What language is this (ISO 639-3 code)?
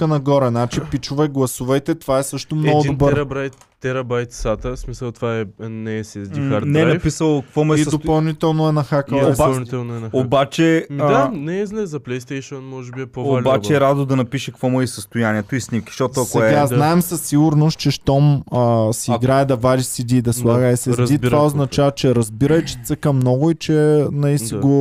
bul